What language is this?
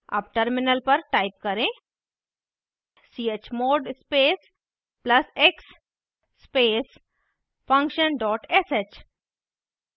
Hindi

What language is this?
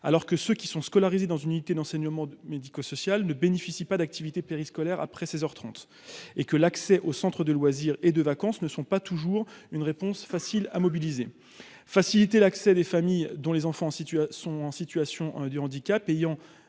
French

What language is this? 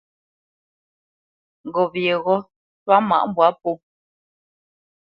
Bamenyam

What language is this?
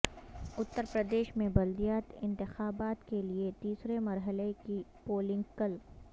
Urdu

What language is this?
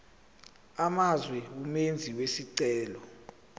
Zulu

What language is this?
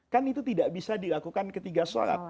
Indonesian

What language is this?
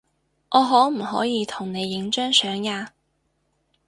Cantonese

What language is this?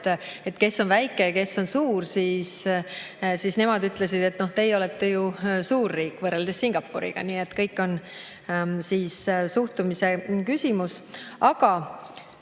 Estonian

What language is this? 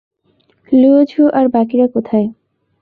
Bangla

